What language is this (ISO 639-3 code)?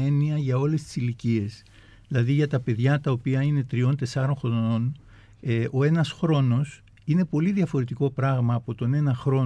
ell